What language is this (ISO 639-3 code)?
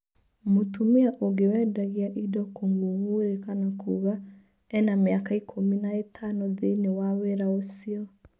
kik